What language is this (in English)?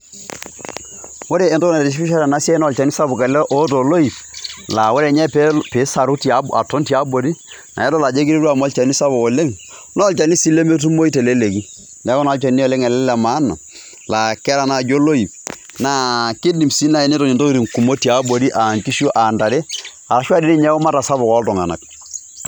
Masai